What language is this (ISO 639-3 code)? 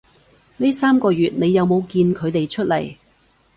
yue